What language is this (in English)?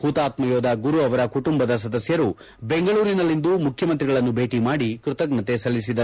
Kannada